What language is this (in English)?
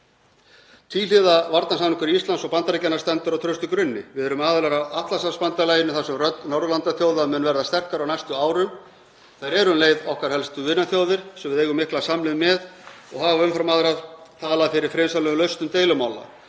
Icelandic